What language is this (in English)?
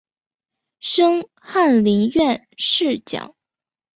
Chinese